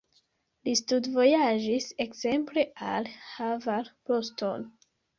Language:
Esperanto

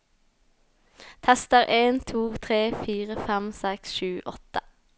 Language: Norwegian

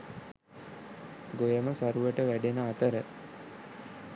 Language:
Sinhala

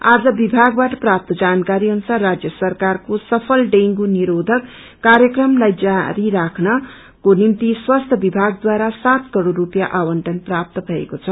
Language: Nepali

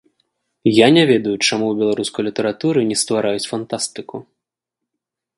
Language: Belarusian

